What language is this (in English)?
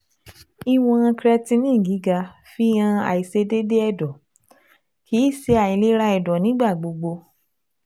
Yoruba